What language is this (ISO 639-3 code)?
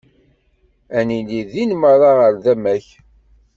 kab